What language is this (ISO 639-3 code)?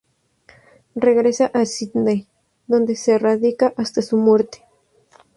spa